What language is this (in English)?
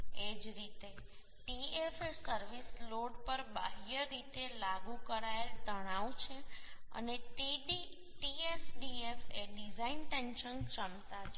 Gujarati